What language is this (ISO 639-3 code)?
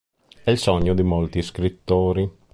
ita